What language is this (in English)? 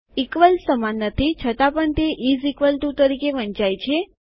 Gujarati